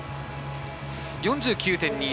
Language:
Japanese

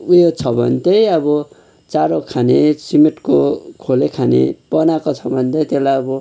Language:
Nepali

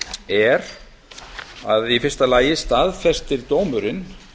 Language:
Icelandic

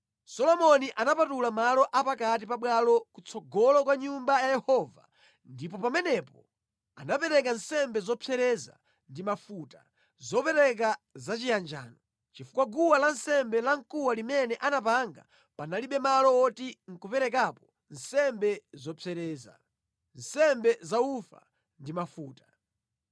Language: Nyanja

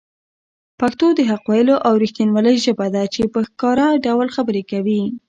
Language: Pashto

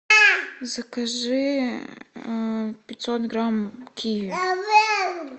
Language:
Russian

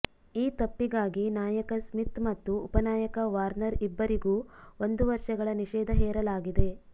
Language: Kannada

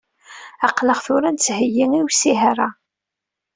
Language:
Kabyle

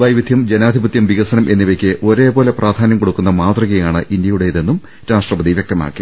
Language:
Malayalam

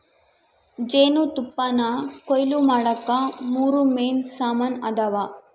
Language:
Kannada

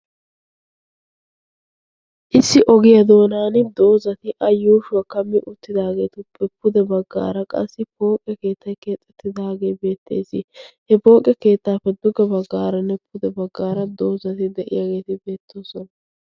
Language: Wolaytta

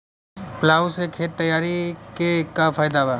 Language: Bhojpuri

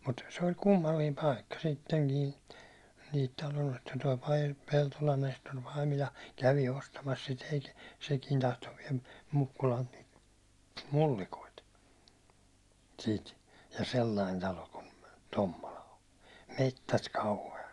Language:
Finnish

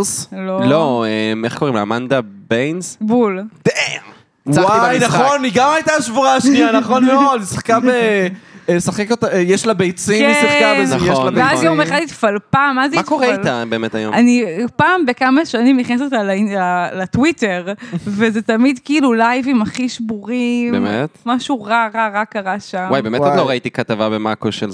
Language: Hebrew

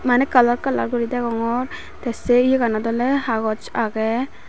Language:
Chakma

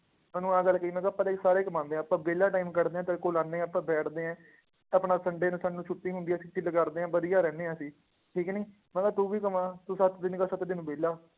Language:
Punjabi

